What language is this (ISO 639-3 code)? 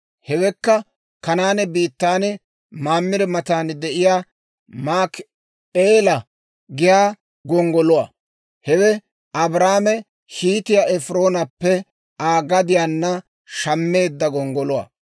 dwr